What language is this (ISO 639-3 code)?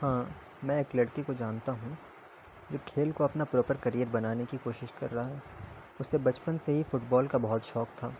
urd